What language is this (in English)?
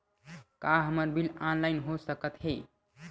Chhattisgarhi